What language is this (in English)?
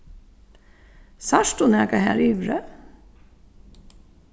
Faroese